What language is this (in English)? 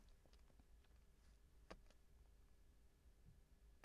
Danish